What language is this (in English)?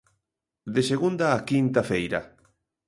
Galician